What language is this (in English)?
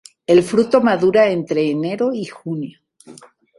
Spanish